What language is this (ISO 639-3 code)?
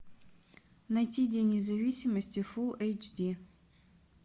rus